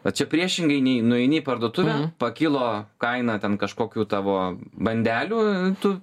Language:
Lithuanian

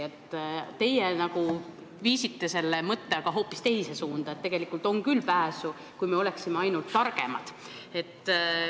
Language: Estonian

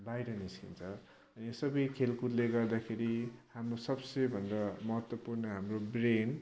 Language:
Nepali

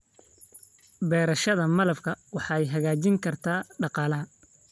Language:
Somali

